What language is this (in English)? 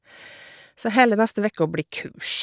Norwegian